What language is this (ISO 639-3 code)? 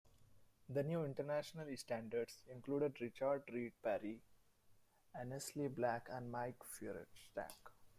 eng